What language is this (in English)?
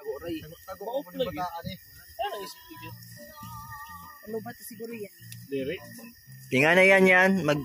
Filipino